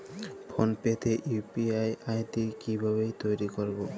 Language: Bangla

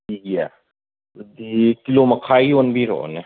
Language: Manipuri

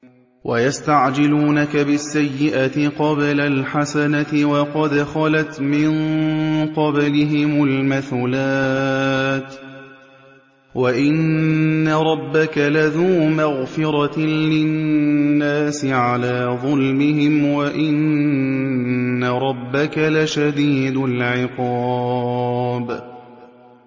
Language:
Arabic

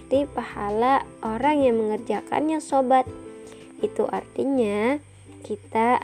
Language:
Indonesian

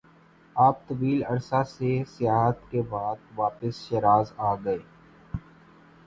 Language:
Urdu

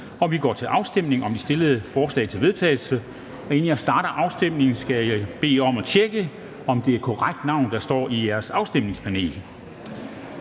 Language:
Danish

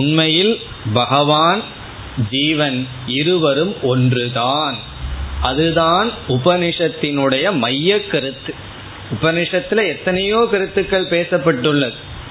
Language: Tamil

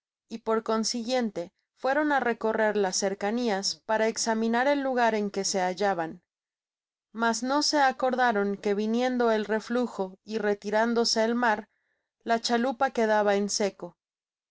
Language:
Spanish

